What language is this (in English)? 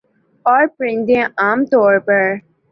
Urdu